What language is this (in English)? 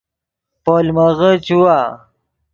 Yidgha